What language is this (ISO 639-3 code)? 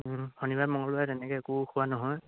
asm